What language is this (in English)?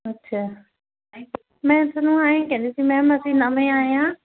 Punjabi